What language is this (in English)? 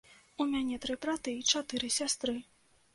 Belarusian